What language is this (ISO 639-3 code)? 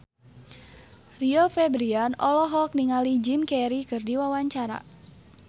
sun